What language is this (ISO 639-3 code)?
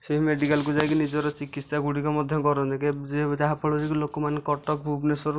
ori